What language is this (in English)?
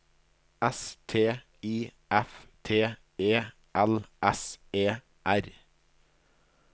Norwegian